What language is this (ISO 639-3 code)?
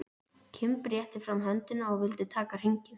isl